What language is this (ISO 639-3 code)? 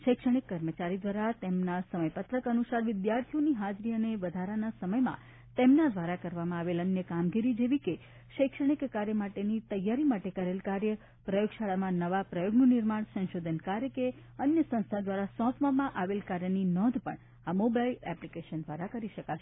guj